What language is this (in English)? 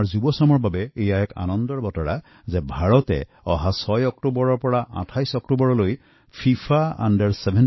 Assamese